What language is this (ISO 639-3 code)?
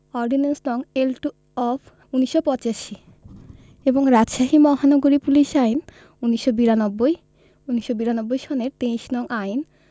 ben